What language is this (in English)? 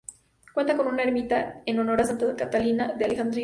Spanish